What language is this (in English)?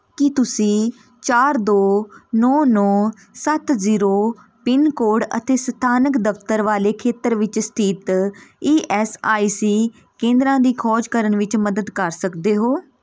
Punjabi